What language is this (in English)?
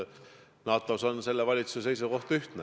Estonian